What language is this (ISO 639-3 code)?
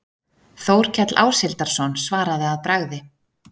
isl